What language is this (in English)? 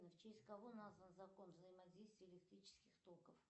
Russian